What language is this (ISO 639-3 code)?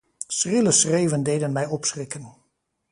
nld